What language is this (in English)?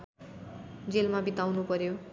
Nepali